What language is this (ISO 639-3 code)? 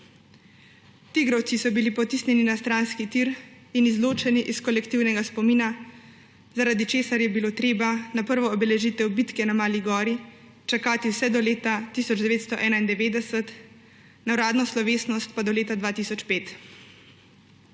slv